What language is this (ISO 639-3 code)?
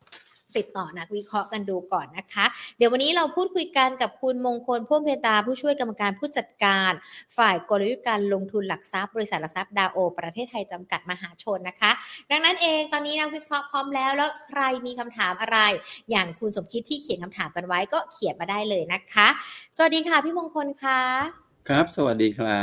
tha